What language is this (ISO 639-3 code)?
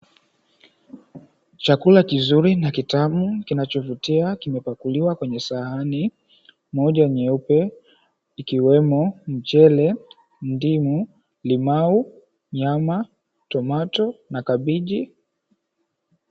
swa